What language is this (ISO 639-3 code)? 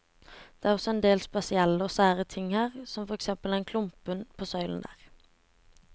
nor